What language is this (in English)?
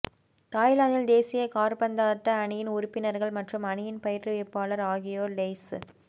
Tamil